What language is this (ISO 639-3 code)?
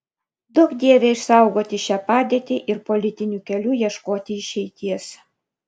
lit